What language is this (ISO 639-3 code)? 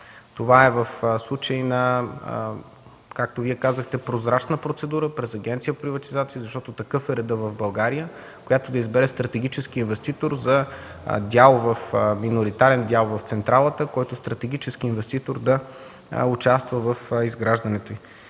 bul